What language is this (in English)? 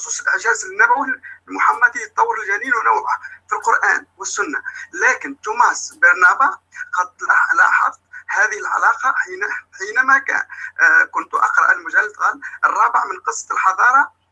Arabic